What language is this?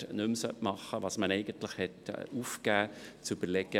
Swiss German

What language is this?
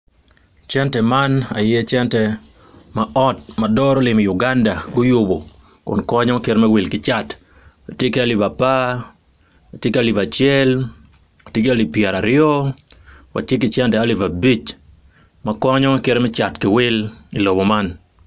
Acoli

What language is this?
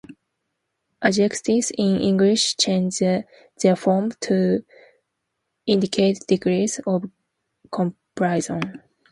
English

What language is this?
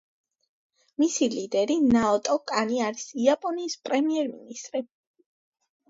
Georgian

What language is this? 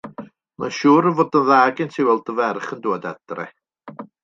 Welsh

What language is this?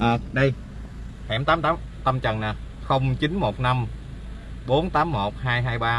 Vietnamese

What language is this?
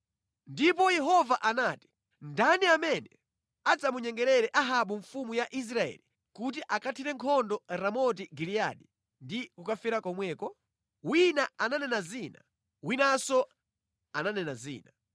Nyanja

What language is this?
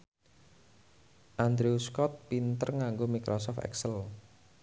Javanese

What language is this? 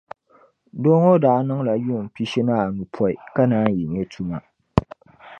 Dagbani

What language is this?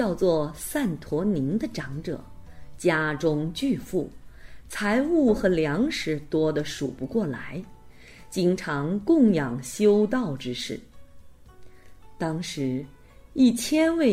Chinese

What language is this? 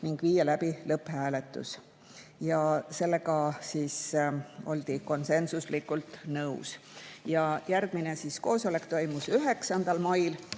Estonian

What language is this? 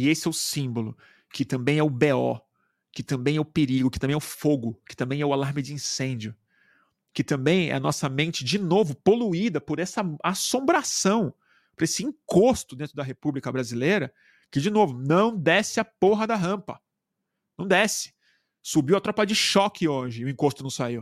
Portuguese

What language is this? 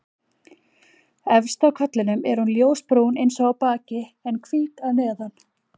Icelandic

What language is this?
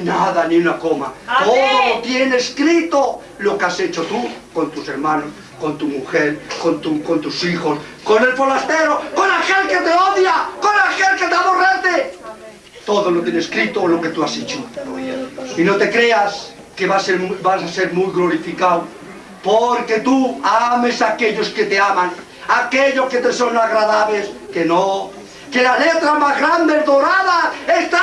Spanish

